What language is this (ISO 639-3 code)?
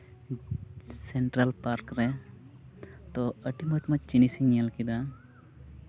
sat